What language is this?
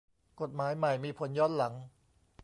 Thai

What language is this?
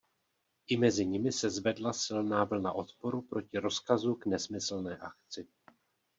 Czech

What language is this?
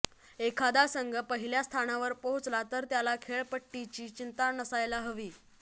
Marathi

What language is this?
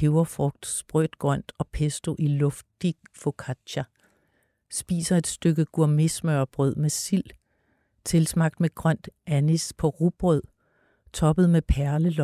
Danish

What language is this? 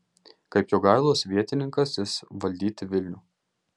Lithuanian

